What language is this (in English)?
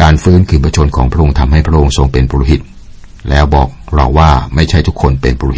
Thai